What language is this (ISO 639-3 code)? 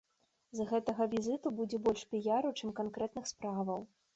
bel